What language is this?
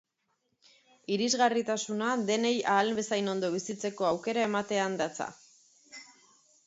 Basque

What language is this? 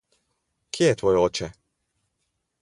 Slovenian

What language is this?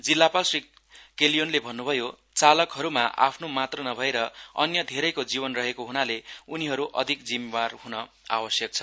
Nepali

